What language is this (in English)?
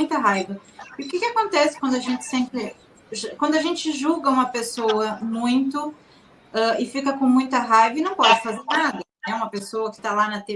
Portuguese